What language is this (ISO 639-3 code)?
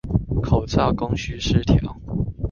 zho